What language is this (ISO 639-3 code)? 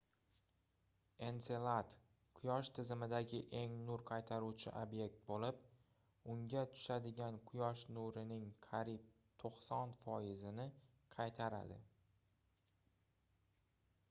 uzb